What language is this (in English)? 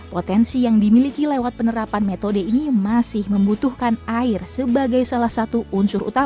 Indonesian